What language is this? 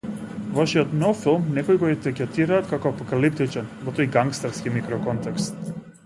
Macedonian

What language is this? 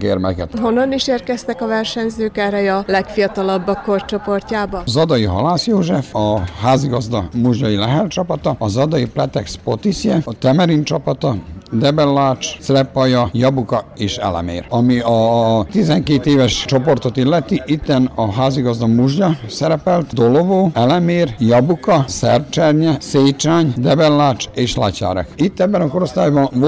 Hungarian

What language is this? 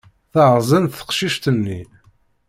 Kabyle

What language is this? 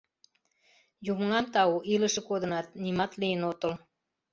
Mari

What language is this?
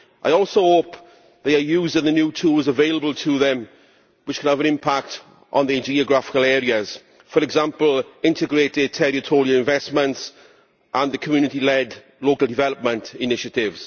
English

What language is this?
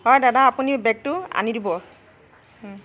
Assamese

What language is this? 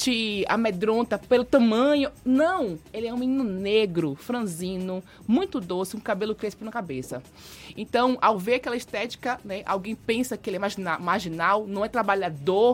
Portuguese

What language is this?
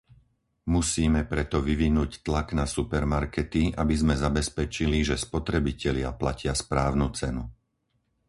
Slovak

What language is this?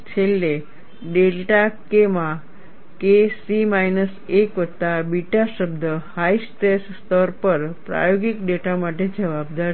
Gujarati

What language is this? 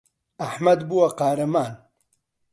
Central Kurdish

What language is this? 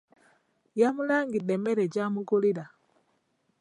Ganda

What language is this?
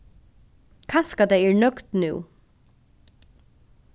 Faroese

